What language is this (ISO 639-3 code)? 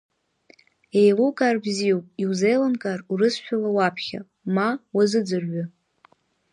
abk